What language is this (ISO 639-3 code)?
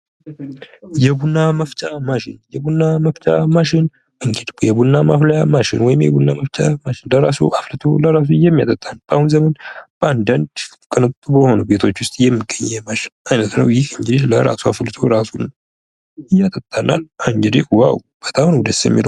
amh